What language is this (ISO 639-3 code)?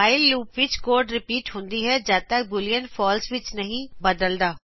pan